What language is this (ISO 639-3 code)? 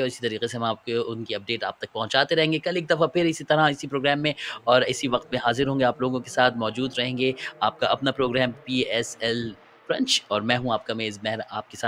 hin